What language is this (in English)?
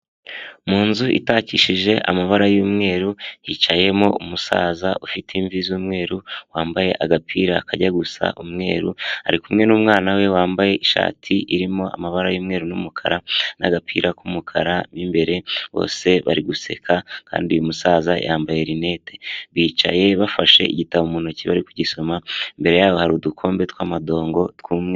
Kinyarwanda